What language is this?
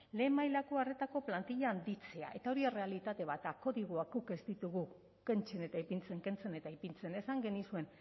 Basque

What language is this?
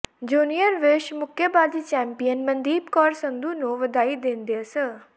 Punjabi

